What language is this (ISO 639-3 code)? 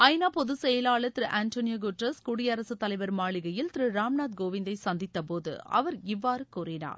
tam